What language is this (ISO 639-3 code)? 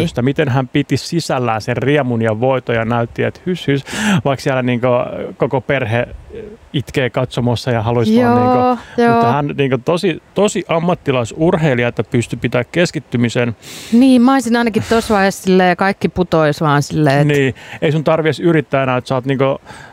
fin